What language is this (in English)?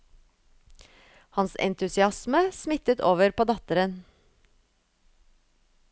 Norwegian